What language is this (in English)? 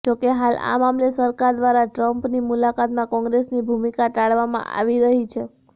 Gujarati